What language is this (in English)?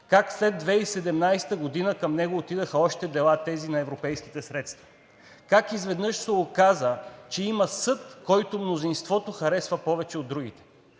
Bulgarian